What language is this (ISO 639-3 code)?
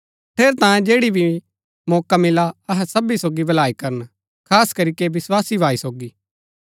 gbk